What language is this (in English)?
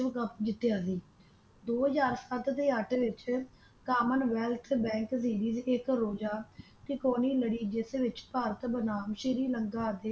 Punjabi